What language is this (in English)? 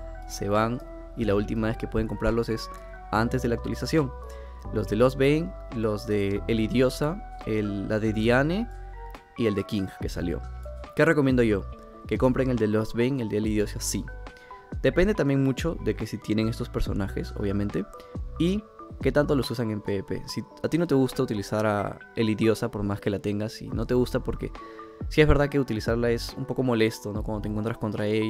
Spanish